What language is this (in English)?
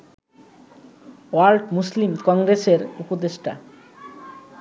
Bangla